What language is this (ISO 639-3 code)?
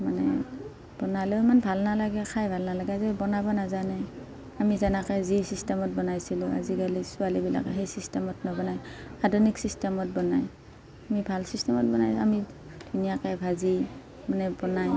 asm